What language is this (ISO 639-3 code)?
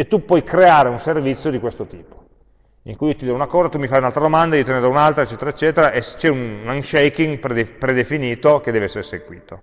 ita